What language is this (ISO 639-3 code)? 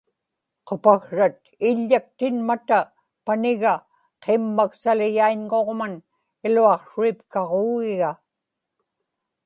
ipk